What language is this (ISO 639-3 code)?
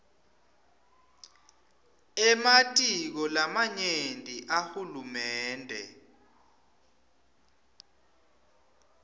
ssw